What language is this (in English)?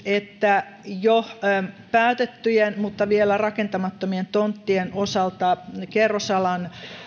Finnish